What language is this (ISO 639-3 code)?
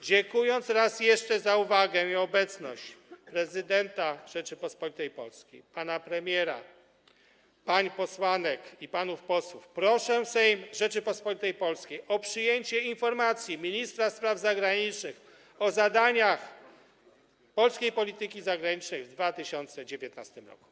pol